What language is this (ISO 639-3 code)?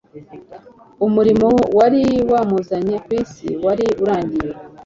kin